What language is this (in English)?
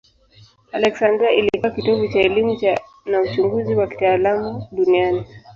Swahili